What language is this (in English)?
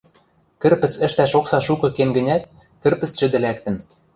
Western Mari